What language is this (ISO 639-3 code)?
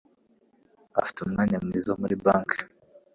kin